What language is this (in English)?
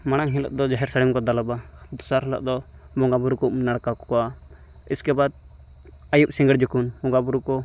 Santali